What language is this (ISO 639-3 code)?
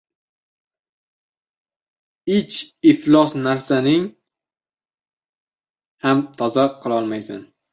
uzb